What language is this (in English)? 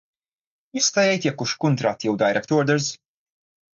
Maltese